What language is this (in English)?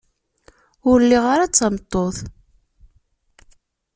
Kabyle